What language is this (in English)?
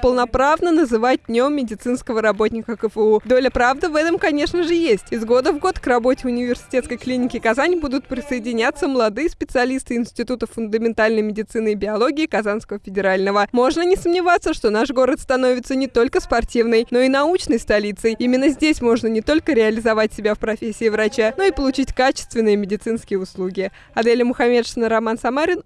Russian